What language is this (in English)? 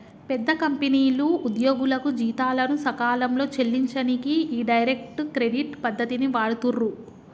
Telugu